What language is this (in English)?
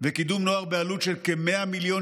Hebrew